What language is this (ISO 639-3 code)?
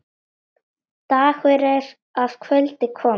isl